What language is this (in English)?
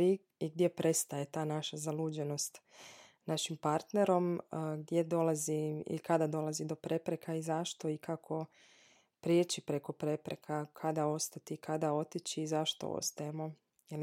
Croatian